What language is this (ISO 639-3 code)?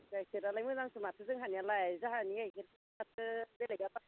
brx